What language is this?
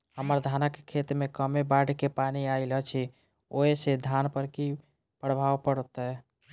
Maithili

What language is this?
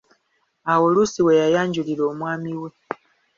Ganda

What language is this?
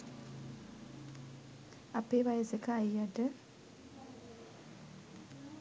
Sinhala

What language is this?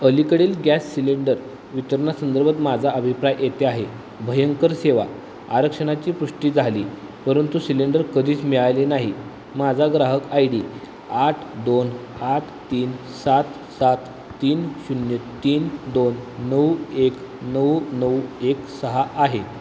Marathi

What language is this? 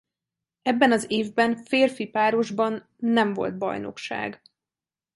Hungarian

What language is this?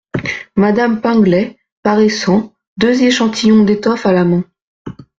French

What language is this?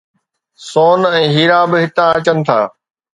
Sindhi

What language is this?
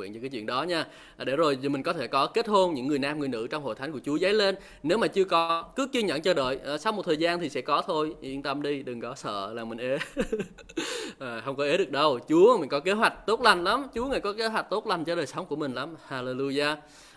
Vietnamese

